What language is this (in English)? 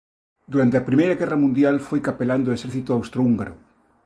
Galician